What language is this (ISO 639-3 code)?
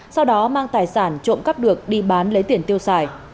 vie